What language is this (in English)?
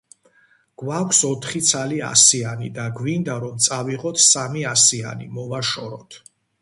Georgian